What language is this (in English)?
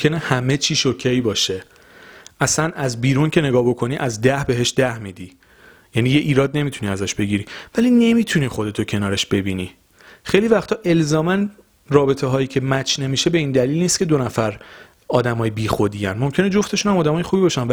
Persian